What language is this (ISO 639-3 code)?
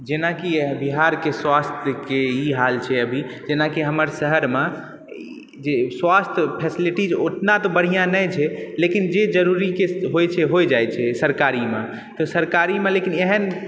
mai